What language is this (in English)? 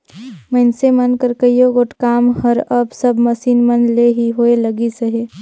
Chhattisgarhi